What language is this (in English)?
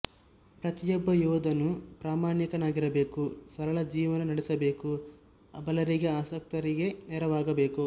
Kannada